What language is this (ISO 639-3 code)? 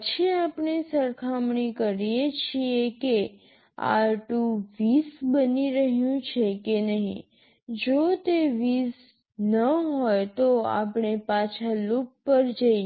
guj